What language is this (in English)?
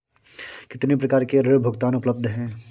Hindi